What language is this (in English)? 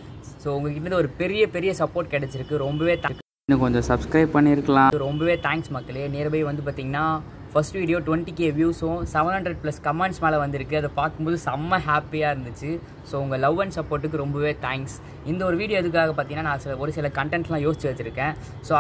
Arabic